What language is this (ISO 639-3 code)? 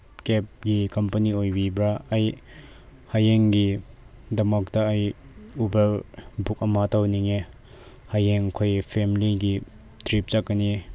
mni